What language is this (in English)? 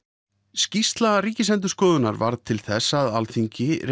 Icelandic